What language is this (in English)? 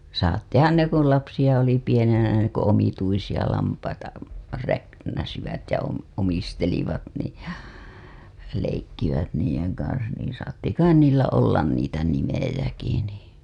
Finnish